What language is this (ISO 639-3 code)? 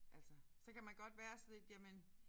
dan